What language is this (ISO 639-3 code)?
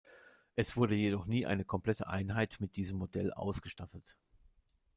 deu